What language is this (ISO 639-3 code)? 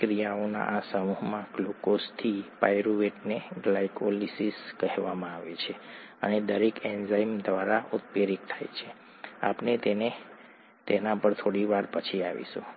guj